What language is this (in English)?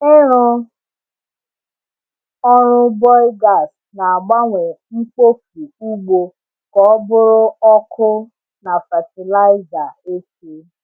Igbo